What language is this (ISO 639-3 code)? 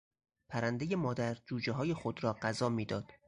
fas